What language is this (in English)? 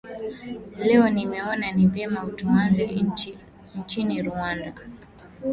Swahili